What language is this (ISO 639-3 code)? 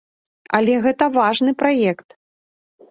bel